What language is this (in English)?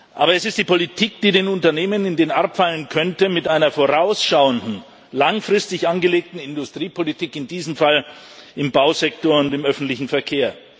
German